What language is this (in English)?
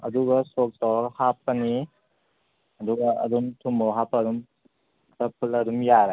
Manipuri